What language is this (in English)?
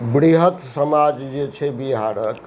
Maithili